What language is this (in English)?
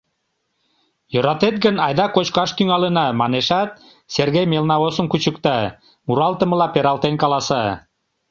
Mari